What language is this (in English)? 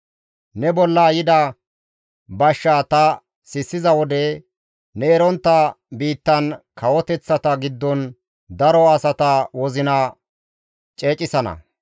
Gamo